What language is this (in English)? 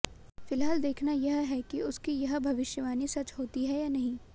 Hindi